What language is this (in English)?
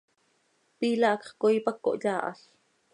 Seri